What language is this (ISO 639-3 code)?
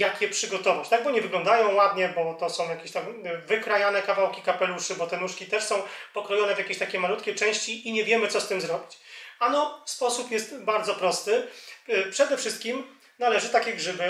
pol